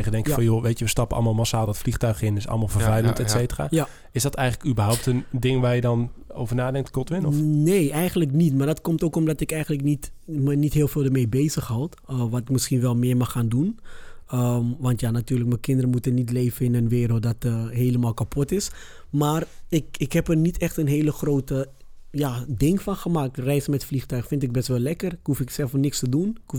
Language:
Dutch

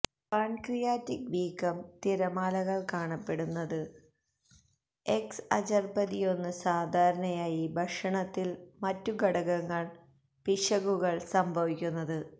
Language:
Malayalam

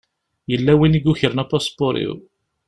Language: Kabyle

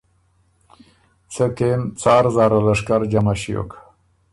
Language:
Ormuri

